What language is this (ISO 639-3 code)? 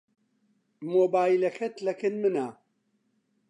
ckb